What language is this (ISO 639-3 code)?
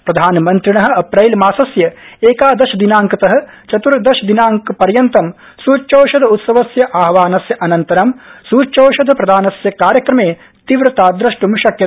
san